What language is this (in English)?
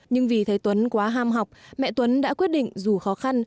Vietnamese